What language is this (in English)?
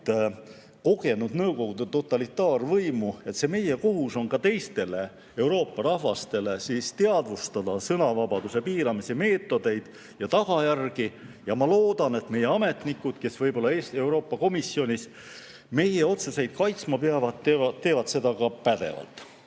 Estonian